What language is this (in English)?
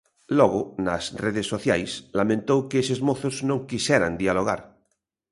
Galician